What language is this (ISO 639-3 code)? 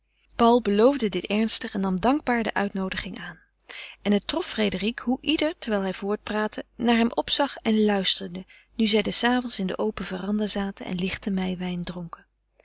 nld